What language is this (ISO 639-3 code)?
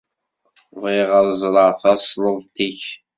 kab